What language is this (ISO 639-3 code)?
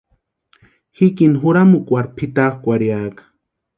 pua